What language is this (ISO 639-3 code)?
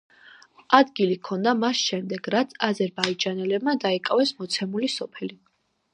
kat